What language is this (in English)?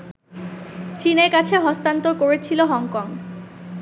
Bangla